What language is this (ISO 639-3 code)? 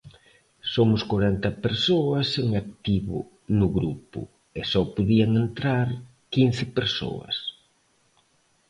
glg